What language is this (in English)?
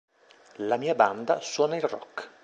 Italian